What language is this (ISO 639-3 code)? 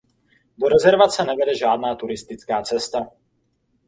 ces